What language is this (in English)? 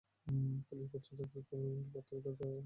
Bangla